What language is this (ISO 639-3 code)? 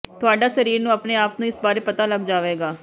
pan